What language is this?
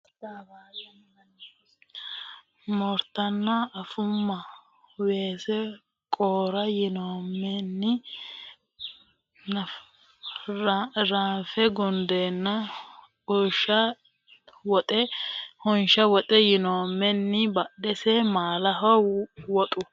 Sidamo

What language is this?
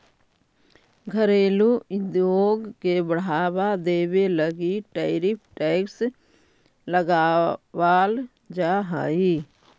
Magahi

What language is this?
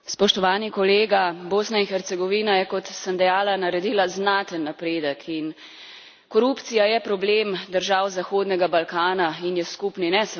Slovenian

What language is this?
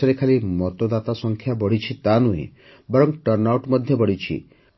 Odia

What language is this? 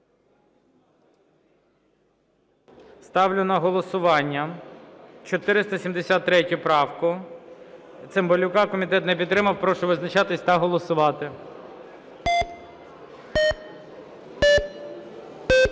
Ukrainian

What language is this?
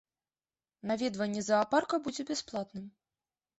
Belarusian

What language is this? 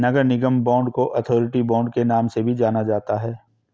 Hindi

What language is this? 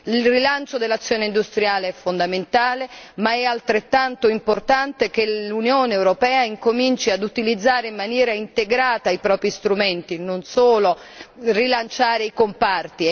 Italian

